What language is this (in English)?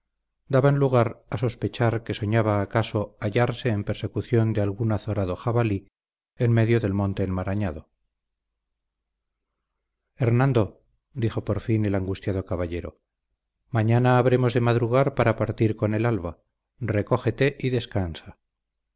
Spanish